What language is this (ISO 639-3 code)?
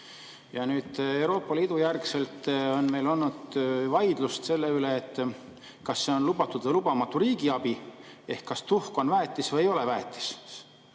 est